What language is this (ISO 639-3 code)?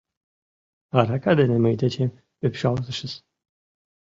chm